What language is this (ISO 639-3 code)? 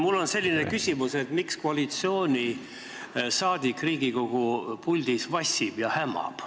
est